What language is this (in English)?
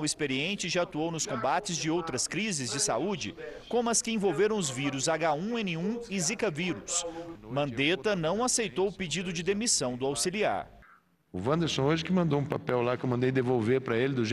Portuguese